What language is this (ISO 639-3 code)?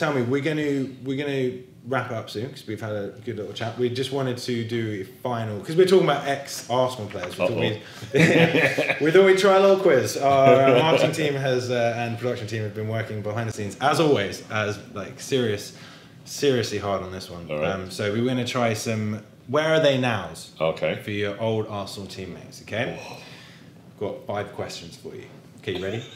eng